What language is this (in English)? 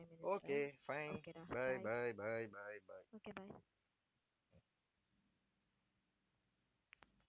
Tamil